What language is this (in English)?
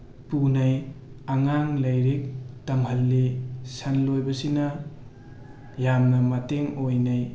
Manipuri